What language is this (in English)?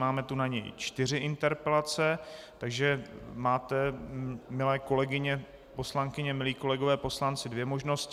Czech